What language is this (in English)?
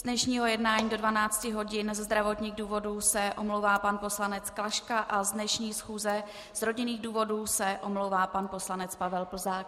Czech